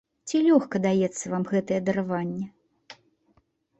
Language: Belarusian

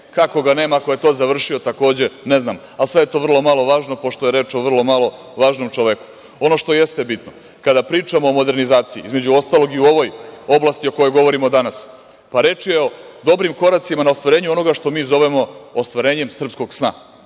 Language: Serbian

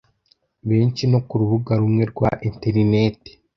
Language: Kinyarwanda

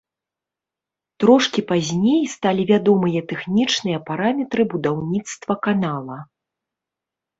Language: Belarusian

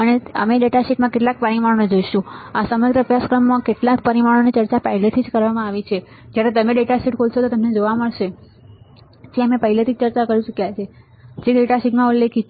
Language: Gujarati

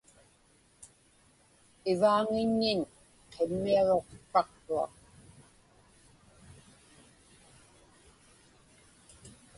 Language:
Inupiaq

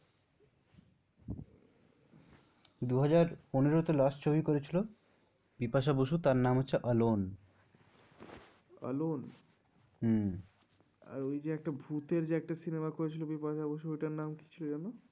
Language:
Bangla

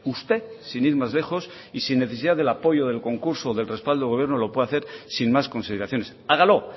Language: Spanish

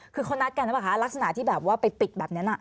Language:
Thai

